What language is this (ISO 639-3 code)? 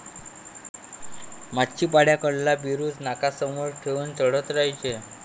mar